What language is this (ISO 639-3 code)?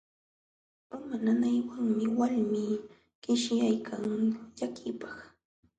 qxw